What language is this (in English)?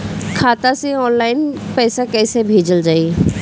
Bhojpuri